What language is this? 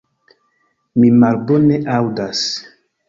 Esperanto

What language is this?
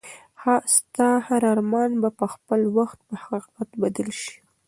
Pashto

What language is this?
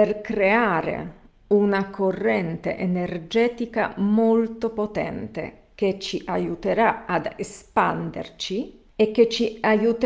Italian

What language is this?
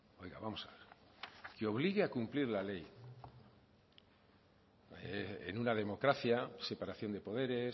Spanish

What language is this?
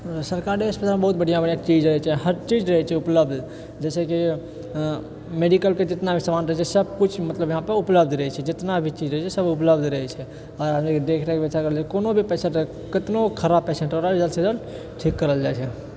Maithili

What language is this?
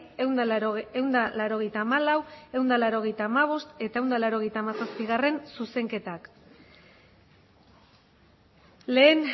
Basque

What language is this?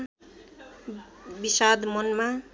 Nepali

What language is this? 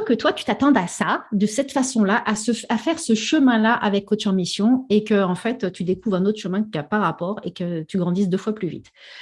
French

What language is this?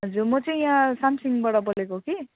Nepali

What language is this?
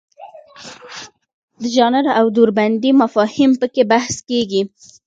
Pashto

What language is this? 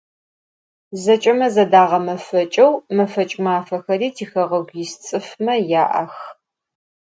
Adyghe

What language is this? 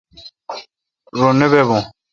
Kalkoti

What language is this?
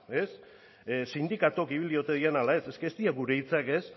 Basque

